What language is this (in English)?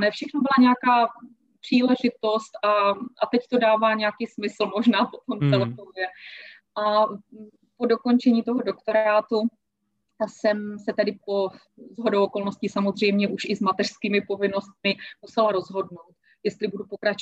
Czech